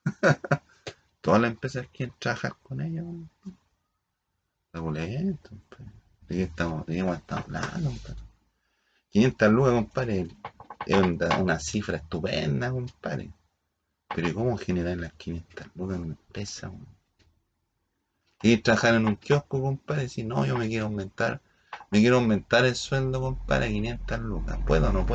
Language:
Spanish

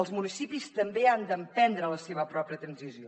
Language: Catalan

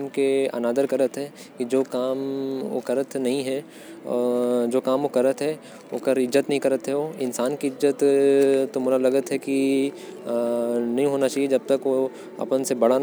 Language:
Korwa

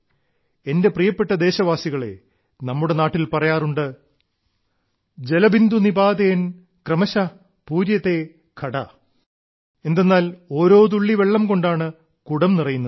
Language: Malayalam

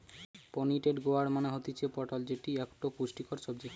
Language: Bangla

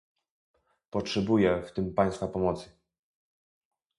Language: Polish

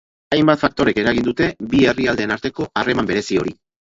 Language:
Basque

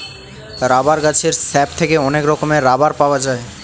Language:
Bangla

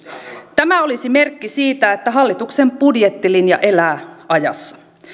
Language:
Finnish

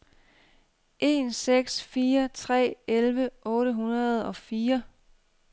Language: Danish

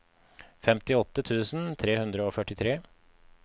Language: Norwegian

